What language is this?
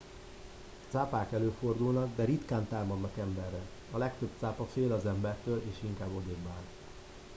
Hungarian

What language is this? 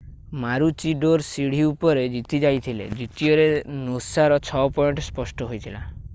Odia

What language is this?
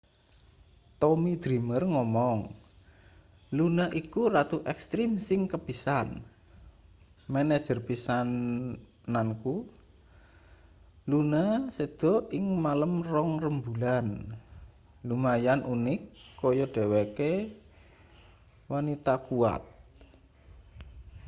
Javanese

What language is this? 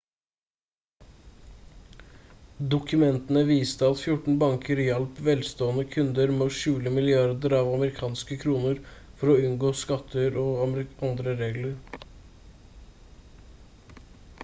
Norwegian Bokmål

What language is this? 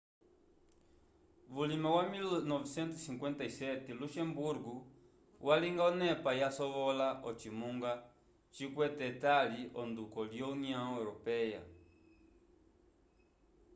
Umbundu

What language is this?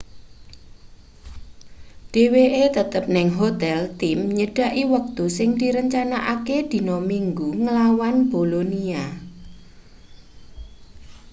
Javanese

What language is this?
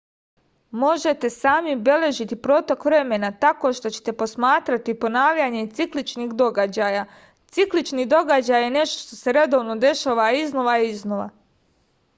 Serbian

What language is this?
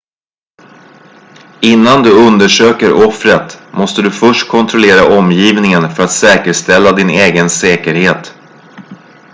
Swedish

